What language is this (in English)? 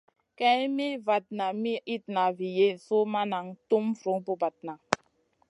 Masana